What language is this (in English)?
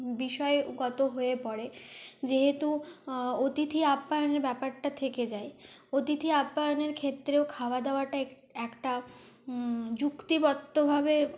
Bangla